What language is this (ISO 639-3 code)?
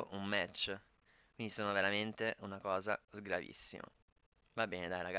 ita